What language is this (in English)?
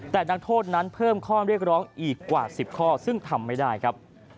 Thai